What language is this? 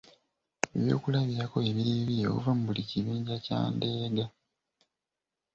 Ganda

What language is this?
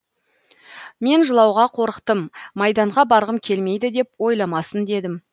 Kazakh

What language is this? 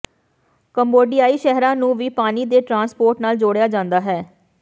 Punjabi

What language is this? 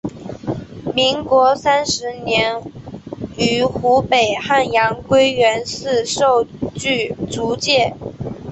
Chinese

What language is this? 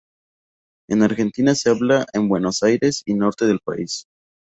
Spanish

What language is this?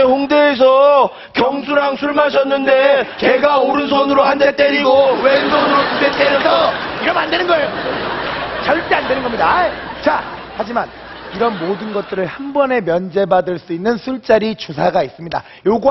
Korean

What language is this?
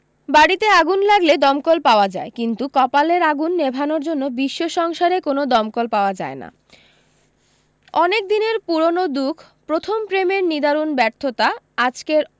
Bangla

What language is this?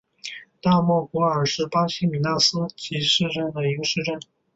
Chinese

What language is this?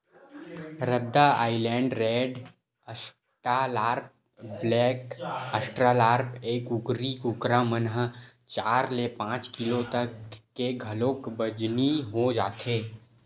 Chhattisgarhi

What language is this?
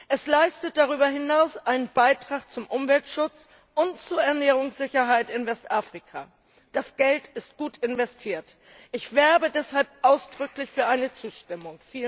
German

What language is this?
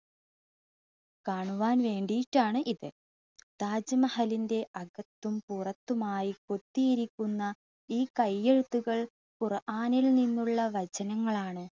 Malayalam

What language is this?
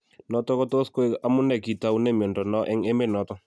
Kalenjin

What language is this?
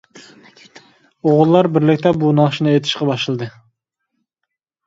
Uyghur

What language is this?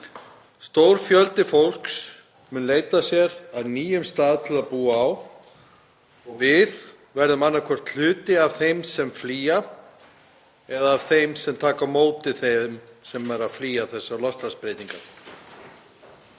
Icelandic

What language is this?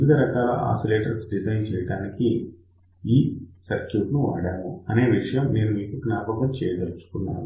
Telugu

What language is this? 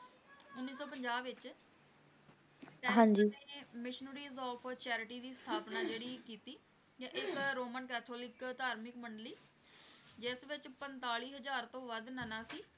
Punjabi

